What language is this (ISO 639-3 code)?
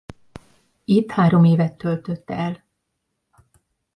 hun